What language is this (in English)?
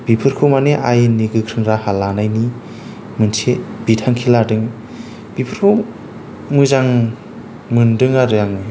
Bodo